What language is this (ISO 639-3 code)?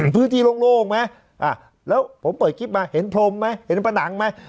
tha